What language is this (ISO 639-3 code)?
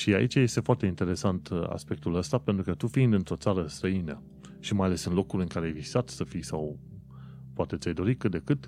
ron